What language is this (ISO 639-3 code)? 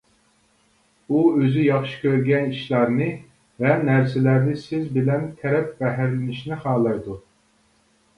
uig